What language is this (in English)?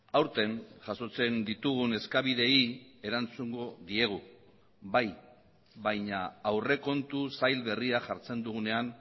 Basque